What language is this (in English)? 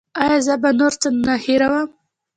Pashto